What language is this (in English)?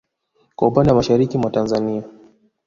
Swahili